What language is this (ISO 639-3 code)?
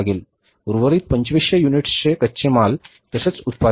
mar